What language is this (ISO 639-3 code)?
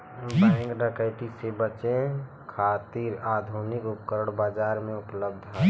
bho